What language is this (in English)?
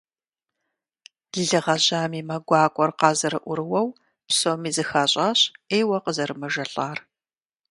Kabardian